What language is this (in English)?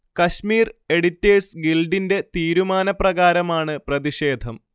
Malayalam